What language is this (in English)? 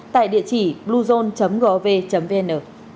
Vietnamese